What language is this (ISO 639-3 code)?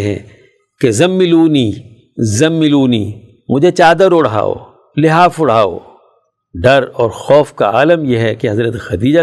urd